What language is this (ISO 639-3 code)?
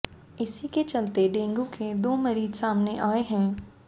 hin